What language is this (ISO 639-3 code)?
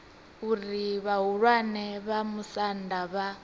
ven